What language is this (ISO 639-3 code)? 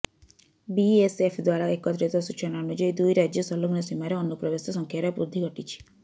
ori